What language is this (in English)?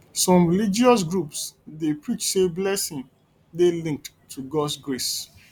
Nigerian Pidgin